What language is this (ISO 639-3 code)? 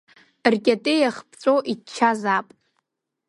abk